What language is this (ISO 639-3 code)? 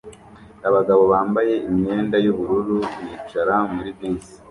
kin